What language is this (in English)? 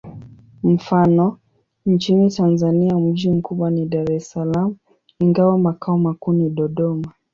Swahili